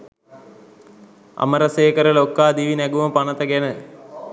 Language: Sinhala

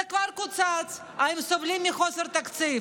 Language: Hebrew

